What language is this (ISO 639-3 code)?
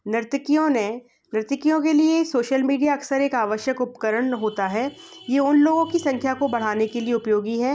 hin